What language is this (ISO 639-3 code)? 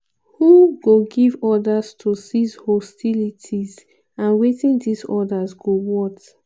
pcm